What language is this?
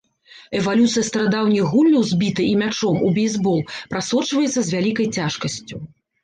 Belarusian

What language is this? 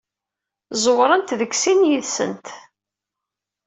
Kabyle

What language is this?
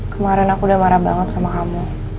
Indonesian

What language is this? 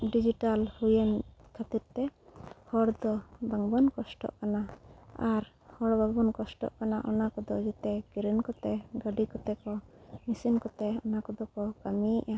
Santali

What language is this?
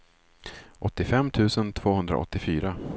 Swedish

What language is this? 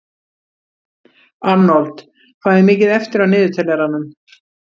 Icelandic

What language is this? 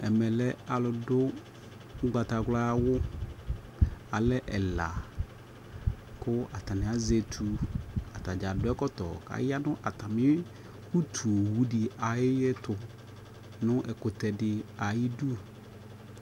Ikposo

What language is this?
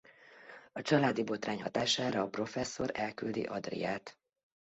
Hungarian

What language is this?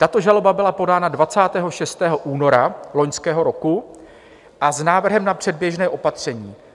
Czech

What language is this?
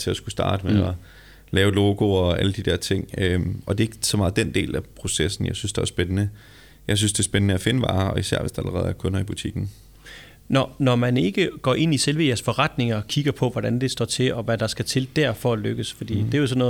Danish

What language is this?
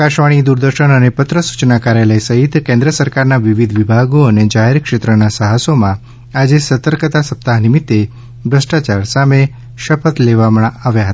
Gujarati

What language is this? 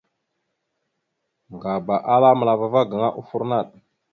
Mada (Cameroon)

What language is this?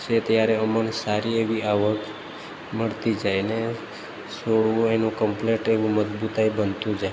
Gujarati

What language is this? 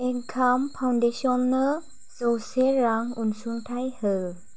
Bodo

